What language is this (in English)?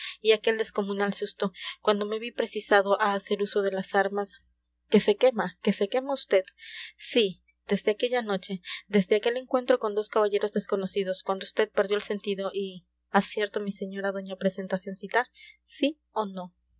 Spanish